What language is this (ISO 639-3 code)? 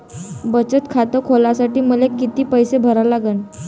mar